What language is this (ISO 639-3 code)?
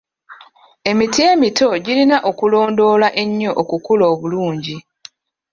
lug